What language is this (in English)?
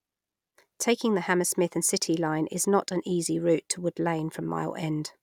English